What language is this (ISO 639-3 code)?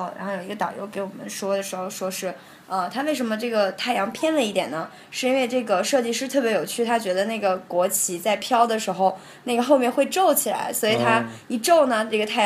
zho